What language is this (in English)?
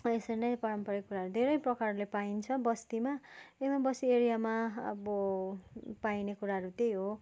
Nepali